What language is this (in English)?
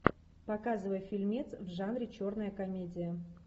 Russian